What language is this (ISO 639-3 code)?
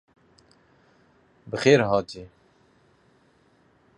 kur